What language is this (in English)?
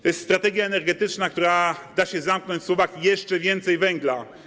Polish